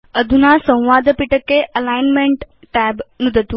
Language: Sanskrit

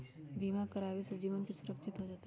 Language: Magahi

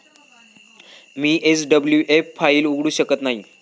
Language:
Marathi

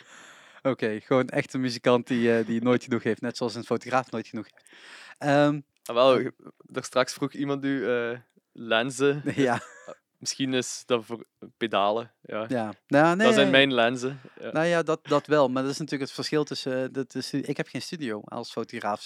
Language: Dutch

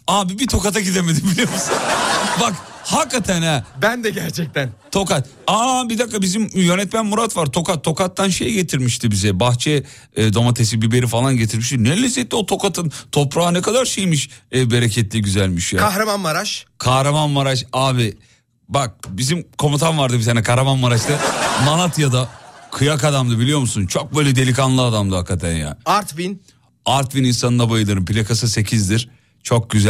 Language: Turkish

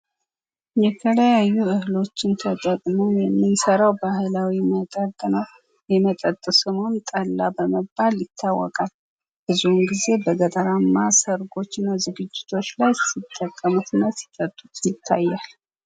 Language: Amharic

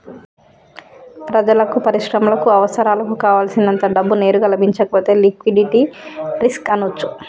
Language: Telugu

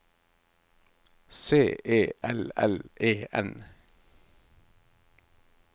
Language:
Norwegian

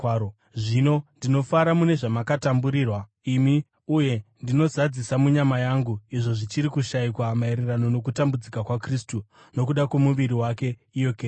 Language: Shona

